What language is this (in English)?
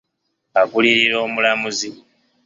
Ganda